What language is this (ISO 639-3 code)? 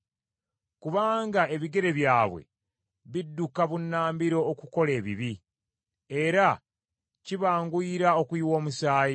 lug